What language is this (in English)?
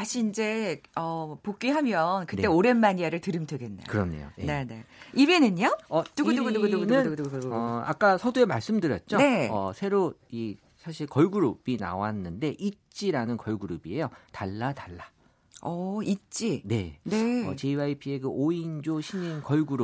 Korean